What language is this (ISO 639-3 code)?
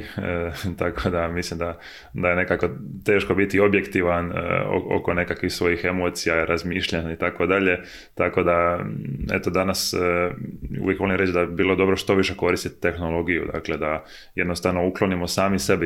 hrv